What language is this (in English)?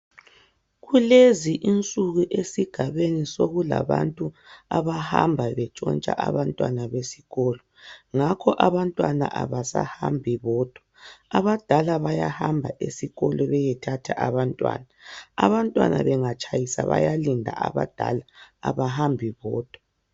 North Ndebele